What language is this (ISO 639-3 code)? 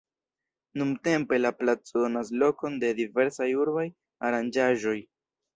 epo